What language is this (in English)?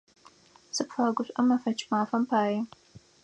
Adyghe